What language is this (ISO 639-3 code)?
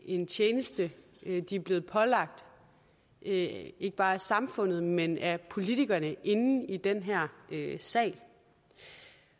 dan